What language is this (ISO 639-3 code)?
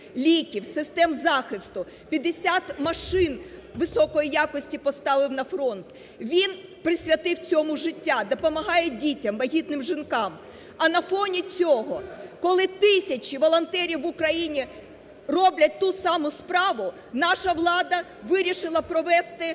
ukr